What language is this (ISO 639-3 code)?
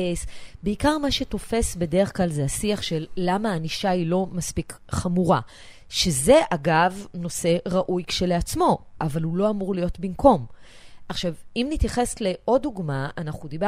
heb